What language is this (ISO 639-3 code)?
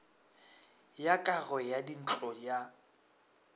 nso